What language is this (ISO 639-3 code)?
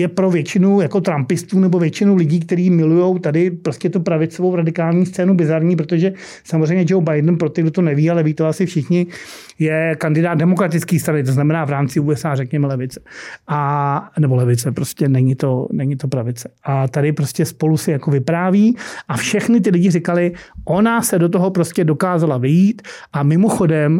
ces